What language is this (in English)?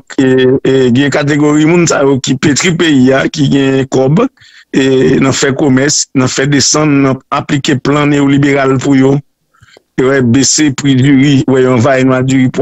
French